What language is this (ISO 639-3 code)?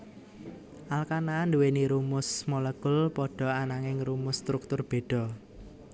jav